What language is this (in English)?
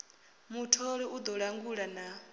Venda